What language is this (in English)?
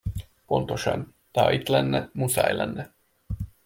Hungarian